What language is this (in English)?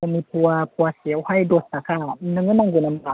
Bodo